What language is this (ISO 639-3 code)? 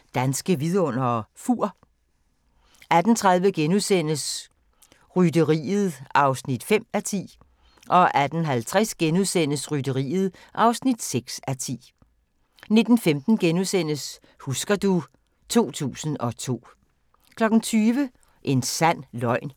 dan